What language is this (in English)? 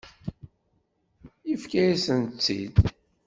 Kabyle